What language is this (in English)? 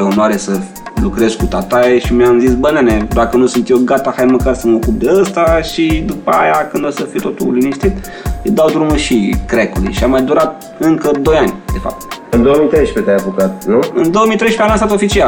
Romanian